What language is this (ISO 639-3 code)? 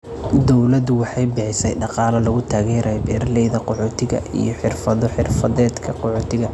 som